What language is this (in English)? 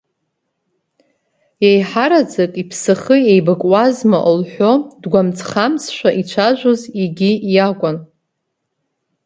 Abkhazian